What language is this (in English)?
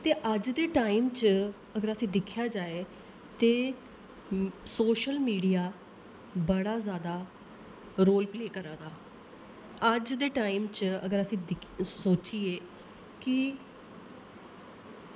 Dogri